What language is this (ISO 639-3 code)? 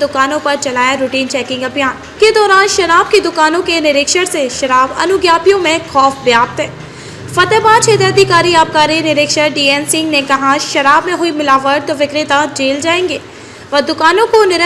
hin